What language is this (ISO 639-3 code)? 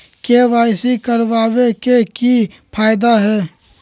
mag